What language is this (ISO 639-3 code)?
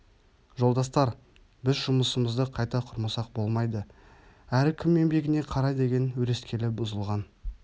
kaz